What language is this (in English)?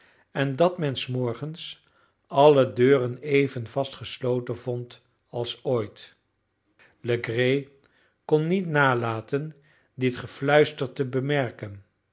Dutch